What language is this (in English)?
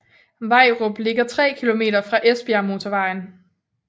Danish